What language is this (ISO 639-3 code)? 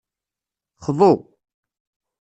kab